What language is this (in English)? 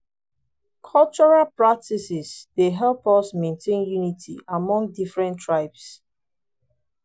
Nigerian Pidgin